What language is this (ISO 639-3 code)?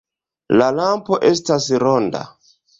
epo